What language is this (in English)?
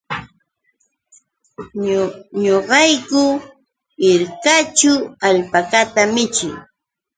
Yauyos Quechua